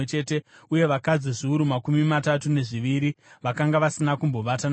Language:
Shona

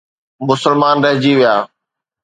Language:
Sindhi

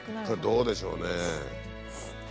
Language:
Japanese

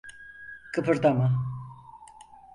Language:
Turkish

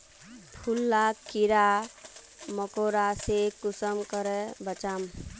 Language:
Magahi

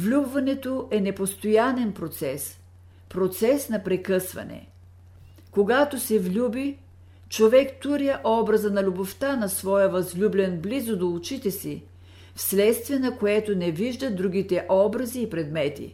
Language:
Bulgarian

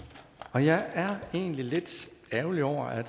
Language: Danish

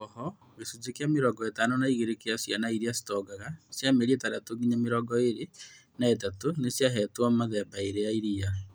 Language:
Kikuyu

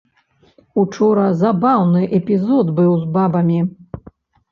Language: Belarusian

